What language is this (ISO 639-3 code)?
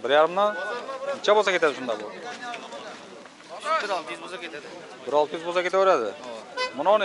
tur